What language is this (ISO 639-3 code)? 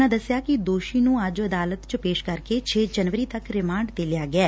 pan